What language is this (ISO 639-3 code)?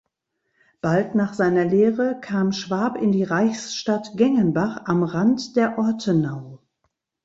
deu